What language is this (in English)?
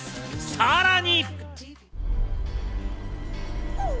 Japanese